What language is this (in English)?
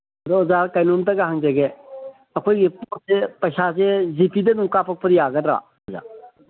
Manipuri